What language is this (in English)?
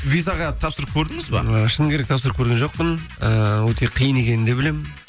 Kazakh